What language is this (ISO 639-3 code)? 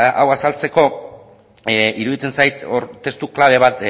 eus